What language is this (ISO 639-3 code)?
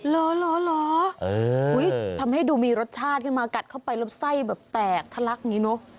tha